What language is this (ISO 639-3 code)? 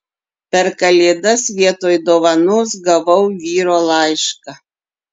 lit